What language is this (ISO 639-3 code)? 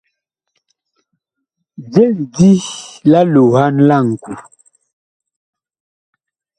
bkh